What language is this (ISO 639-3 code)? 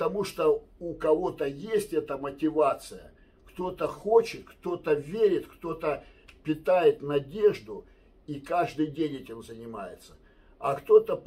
rus